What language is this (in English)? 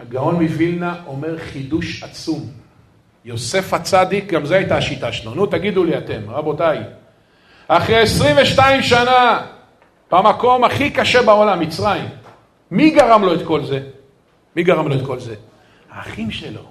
Hebrew